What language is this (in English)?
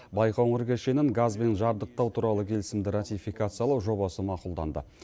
Kazakh